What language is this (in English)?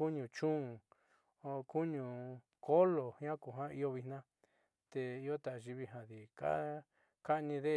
Southeastern Nochixtlán Mixtec